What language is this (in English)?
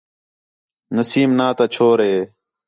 Khetrani